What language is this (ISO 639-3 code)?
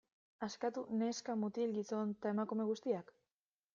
eus